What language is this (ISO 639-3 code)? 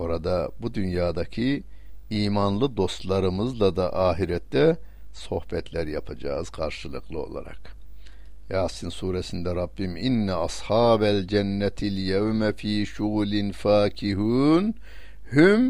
tur